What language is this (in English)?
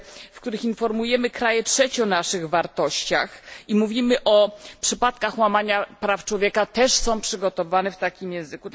Polish